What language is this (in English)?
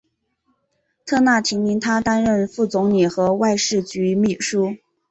Chinese